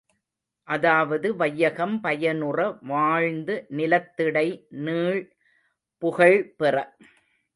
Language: Tamil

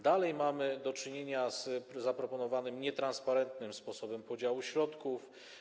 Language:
Polish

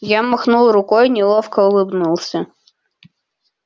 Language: Russian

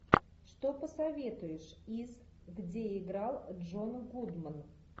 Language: Russian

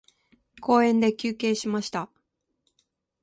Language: Japanese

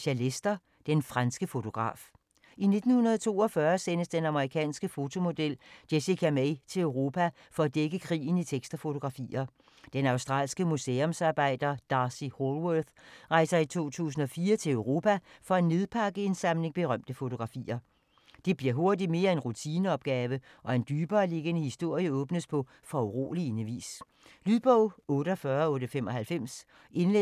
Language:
Danish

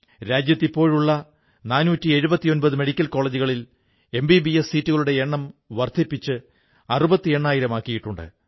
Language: Malayalam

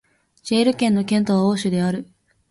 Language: Japanese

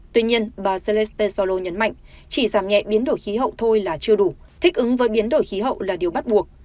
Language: Vietnamese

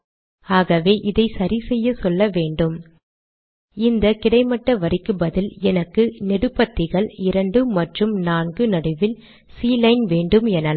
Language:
Tamil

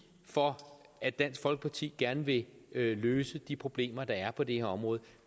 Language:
Danish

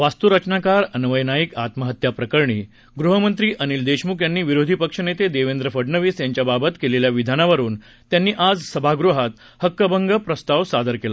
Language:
Marathi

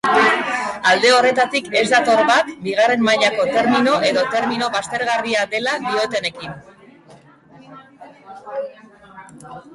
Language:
Basque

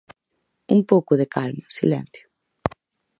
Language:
Galician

